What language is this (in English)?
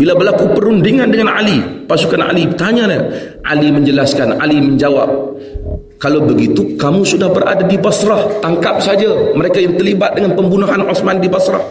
Malay